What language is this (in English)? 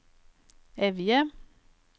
Norwegian